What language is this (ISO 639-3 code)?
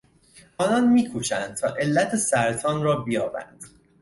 fas